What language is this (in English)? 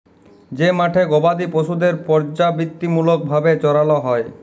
Bangla